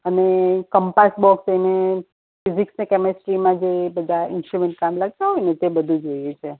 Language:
Gujarati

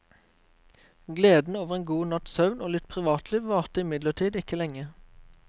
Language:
Norwegian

